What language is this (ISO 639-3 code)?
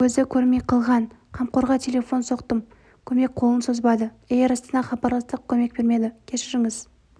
kaz